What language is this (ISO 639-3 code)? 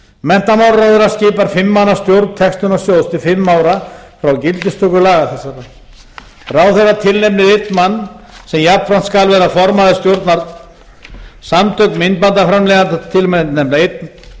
isl